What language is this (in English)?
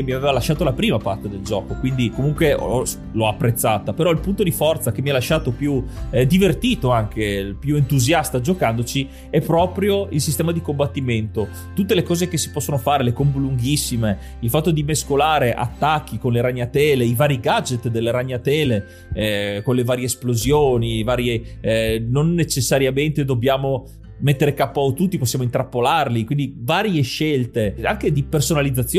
Italian